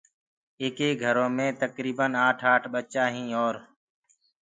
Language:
Gurgula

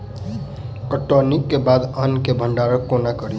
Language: Maithili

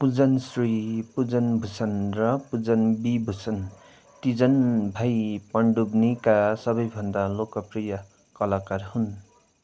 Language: Nepali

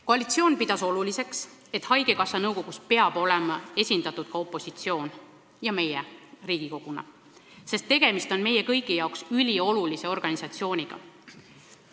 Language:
Estonian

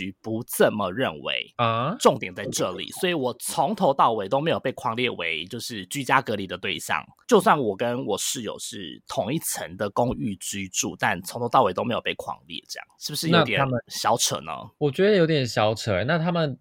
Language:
Chinese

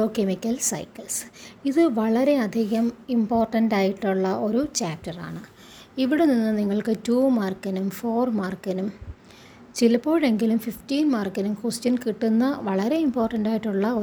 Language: Malayalam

